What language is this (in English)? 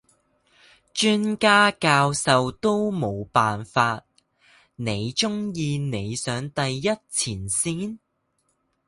Cantonese